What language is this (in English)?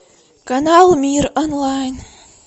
Russian